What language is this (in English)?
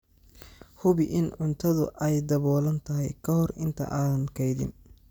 Somali